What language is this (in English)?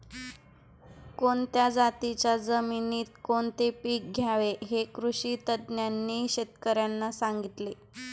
Marathi